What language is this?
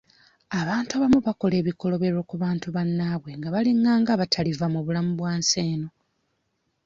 Ganda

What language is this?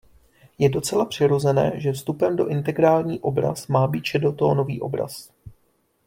Czech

